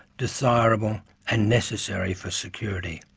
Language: English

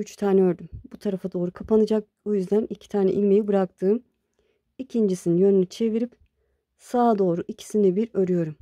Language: Turkish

